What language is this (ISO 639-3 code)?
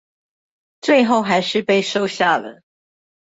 zho